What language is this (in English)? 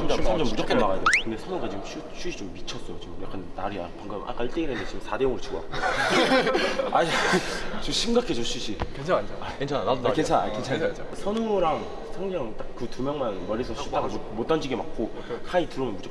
Korean